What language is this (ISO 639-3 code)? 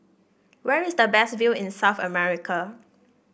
eng